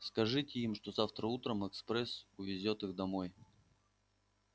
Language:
Russian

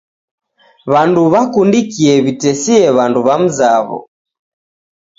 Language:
Taita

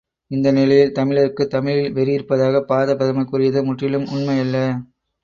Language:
Tamil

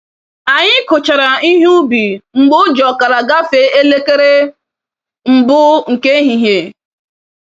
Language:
Igbo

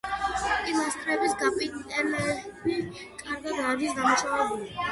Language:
Georgian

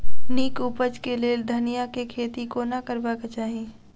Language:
Maithili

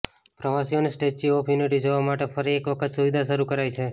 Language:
Gujarati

